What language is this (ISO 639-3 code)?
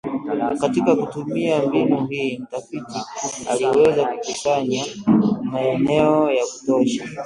swa